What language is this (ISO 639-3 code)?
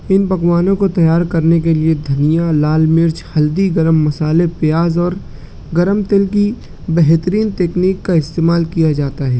urd